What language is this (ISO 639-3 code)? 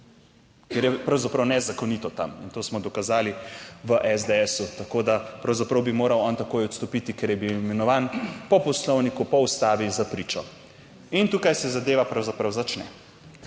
slv